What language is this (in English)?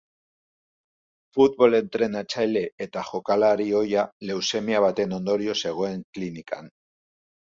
Basque